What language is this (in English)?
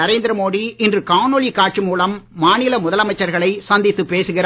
Tamil